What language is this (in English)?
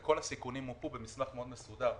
Hebrew